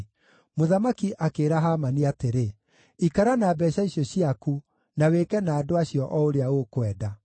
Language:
Kikuyu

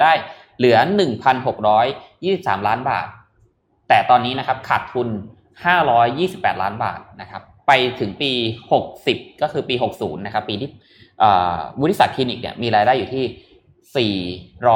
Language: Thai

